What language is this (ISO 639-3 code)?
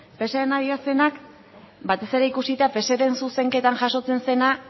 eus